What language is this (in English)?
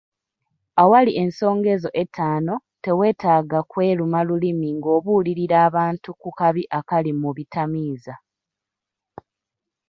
Ganda